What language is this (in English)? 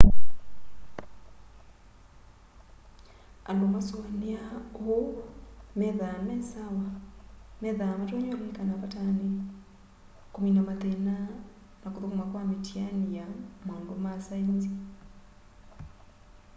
Kamba